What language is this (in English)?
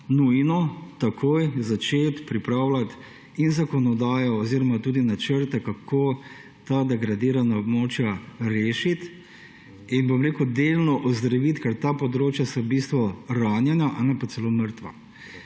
Slovenian